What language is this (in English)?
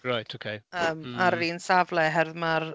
Welsh